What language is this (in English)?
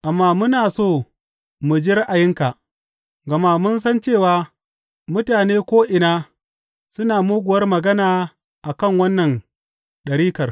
Hausa